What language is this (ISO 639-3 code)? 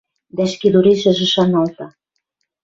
mrj